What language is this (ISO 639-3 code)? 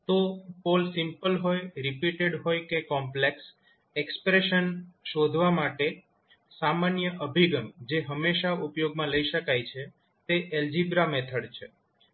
guj